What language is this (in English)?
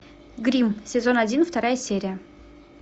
Russian